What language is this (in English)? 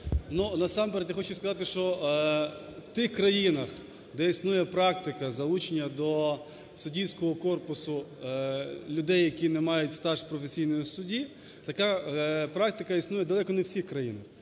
Ukrainian